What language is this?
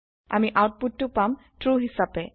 Assamese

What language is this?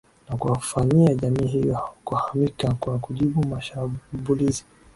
Swahili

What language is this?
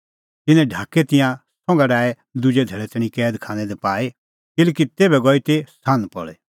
Kullu Pahari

